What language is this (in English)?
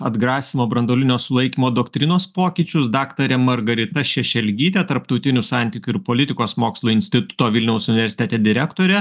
Lithuanian